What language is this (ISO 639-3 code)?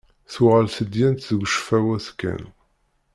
kab